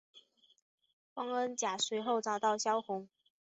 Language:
Chinese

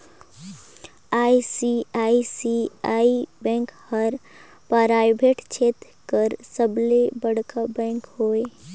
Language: Chhattisgarhi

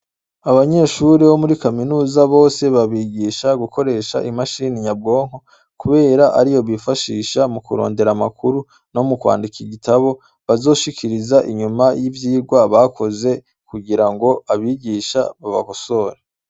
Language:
Rundi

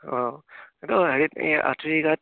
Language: Assamese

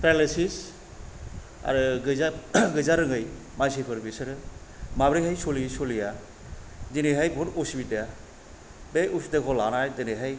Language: Bodo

